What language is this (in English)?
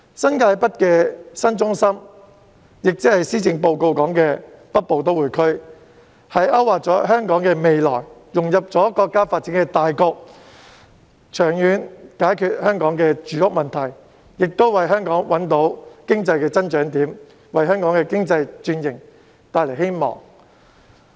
Cantonese